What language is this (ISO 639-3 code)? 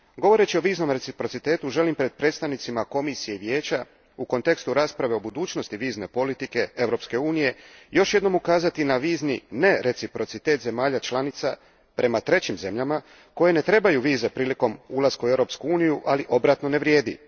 hrv